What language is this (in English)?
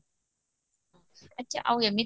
Odia